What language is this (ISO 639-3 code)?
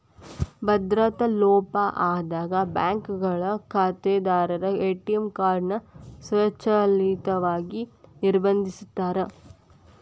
kan